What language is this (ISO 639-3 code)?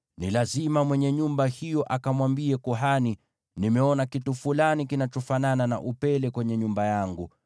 swa